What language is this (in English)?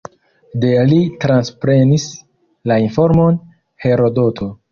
Esperanto